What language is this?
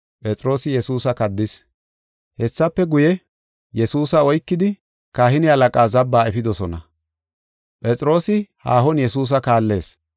Gofa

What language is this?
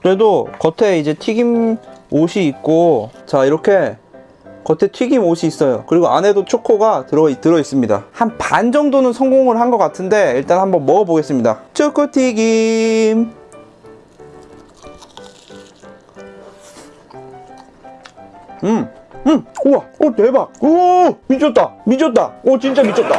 Korean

